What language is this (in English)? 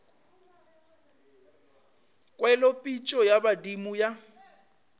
Northern Sotho